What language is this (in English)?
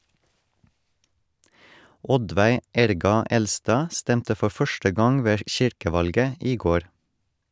Norwegian